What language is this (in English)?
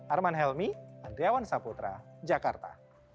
Indonesian